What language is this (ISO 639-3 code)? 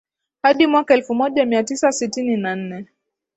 swa